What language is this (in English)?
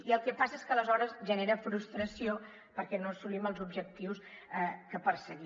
Catalan